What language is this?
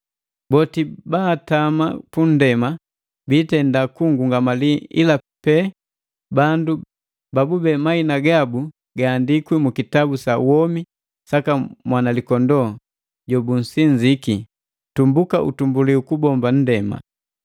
Matengo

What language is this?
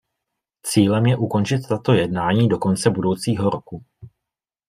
Czech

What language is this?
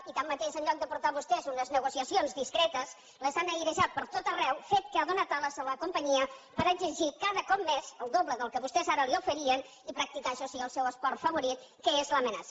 Catalan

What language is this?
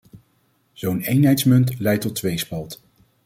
Dutch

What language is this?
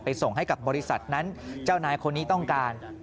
Thai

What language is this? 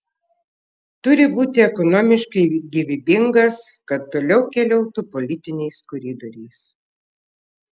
Lithuanian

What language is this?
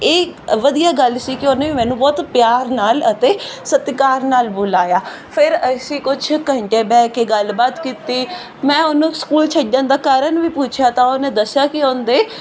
Punjabi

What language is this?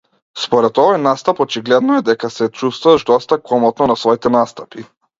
Macedonian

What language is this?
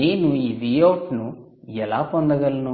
Telugu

